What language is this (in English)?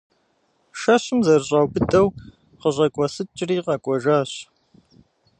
Kabardian